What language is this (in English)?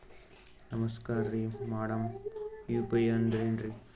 Kannada